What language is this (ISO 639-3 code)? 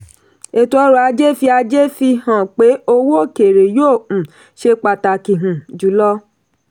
yor